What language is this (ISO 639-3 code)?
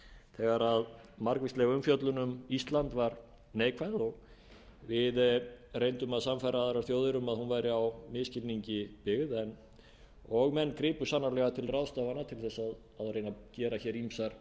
isl